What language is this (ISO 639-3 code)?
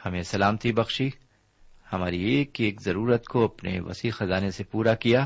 urd